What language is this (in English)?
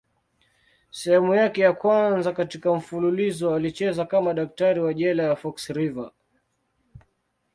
Swahili